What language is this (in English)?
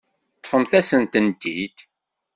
Kabyle